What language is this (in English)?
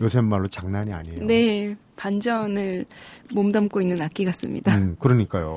Korean